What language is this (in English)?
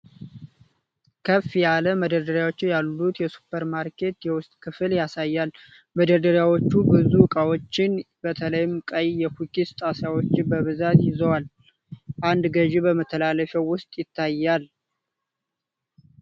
Amharic